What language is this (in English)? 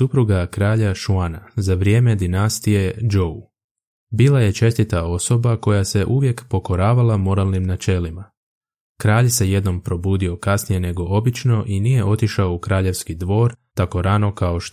Croatian